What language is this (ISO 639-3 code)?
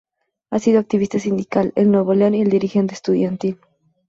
spa